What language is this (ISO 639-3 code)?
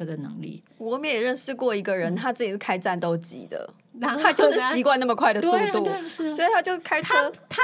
zho